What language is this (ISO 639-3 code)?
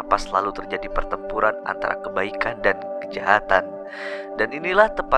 ind